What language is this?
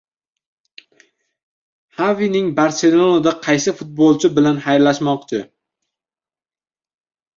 Uzbek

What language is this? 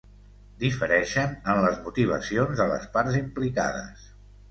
Catalan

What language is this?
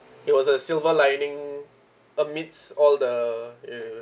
English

